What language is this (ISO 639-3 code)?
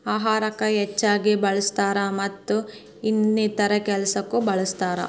kan